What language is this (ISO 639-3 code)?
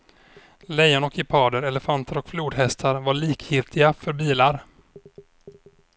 swe